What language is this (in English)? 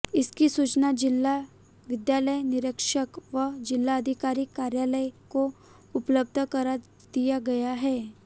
Hindi